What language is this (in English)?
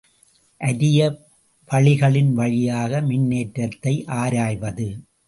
Tamil